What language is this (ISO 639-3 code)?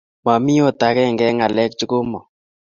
kln